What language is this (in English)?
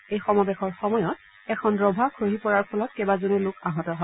Assamese